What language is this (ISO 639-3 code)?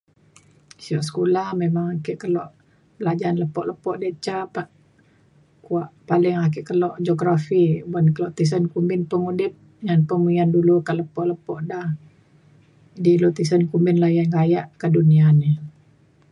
xkl